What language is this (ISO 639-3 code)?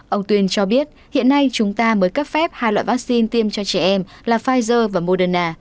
vie